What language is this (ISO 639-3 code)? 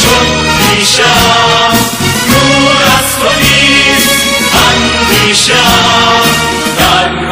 fas